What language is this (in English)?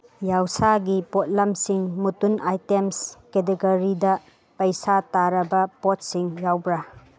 Manipuri